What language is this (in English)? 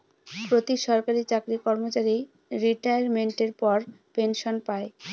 Bangla